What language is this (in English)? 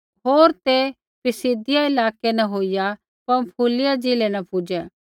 Kullu Pahari